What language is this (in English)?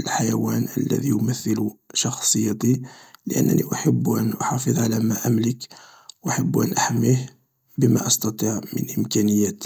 Algerian Arabic